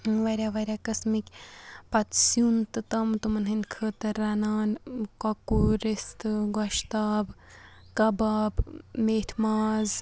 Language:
Kashmiri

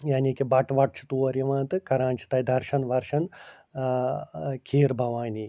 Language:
Kashmiri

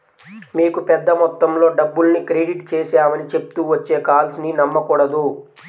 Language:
Telugu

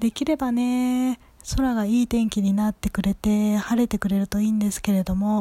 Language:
Japanese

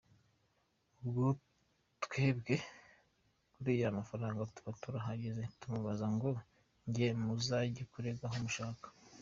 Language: Kinyarwanda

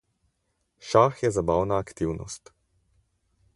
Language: Slovenian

